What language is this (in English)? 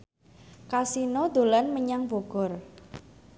Javanese